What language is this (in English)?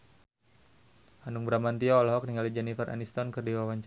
Sundanese